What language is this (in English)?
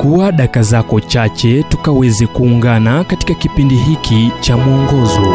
Swahili